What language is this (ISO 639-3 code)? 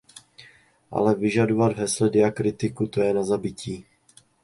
ces